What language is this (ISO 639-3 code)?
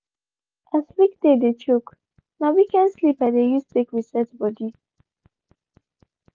pcm